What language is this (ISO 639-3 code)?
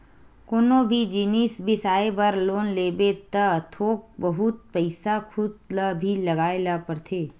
hne